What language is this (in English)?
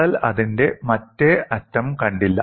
Malayalam